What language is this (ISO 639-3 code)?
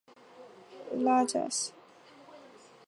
zho